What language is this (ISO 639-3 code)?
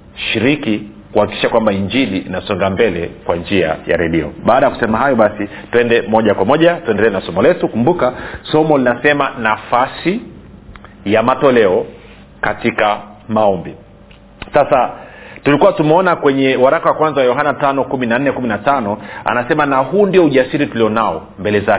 swa